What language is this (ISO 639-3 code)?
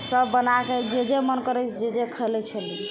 mai